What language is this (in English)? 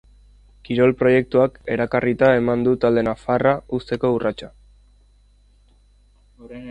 Basque